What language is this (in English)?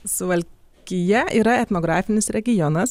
Lithuanian